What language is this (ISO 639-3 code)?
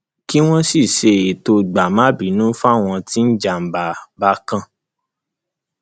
yor